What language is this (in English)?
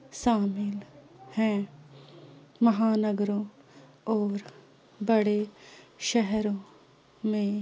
Urdu